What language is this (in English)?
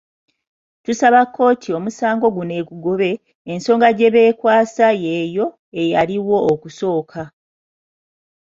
Ganda